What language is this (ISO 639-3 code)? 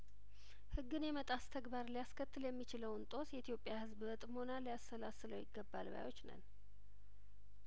amh